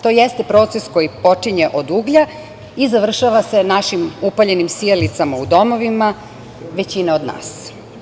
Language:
Serbian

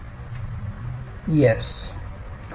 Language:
Marathi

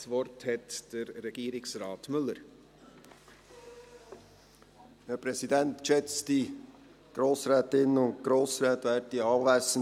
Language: Swiss German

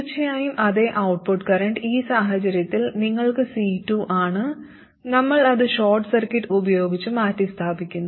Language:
Malayalam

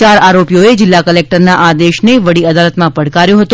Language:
Gujarati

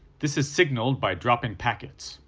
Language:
English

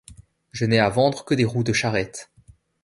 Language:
French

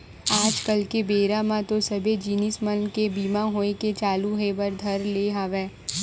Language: Chhattisgarhi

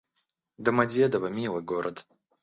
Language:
Russian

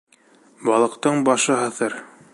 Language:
Bashkir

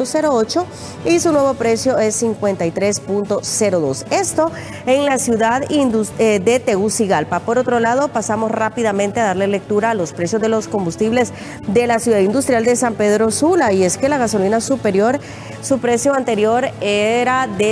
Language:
Spanish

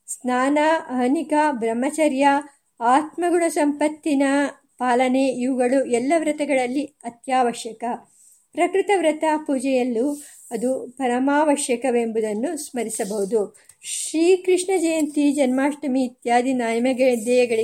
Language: Kannada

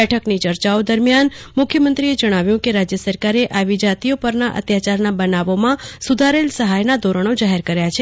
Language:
Gujarati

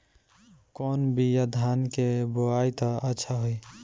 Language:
Bhojpuri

